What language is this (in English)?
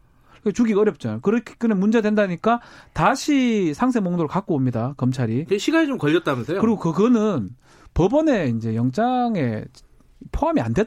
Korean